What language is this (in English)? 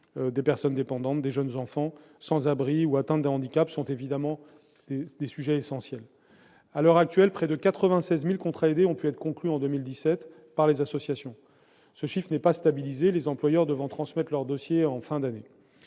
French